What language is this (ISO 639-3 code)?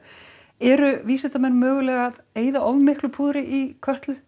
isl